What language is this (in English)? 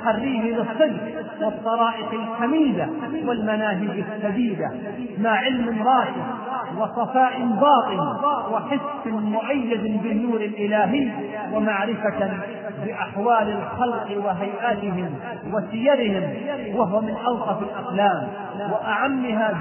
Arabic